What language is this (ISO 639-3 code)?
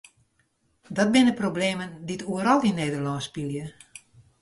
fry